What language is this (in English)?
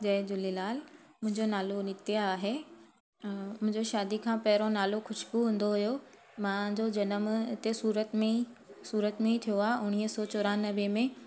Sindhi